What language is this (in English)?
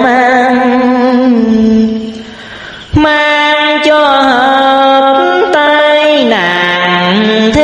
Vietnamese